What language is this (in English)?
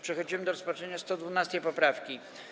Polish